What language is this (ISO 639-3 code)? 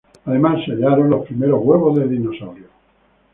spa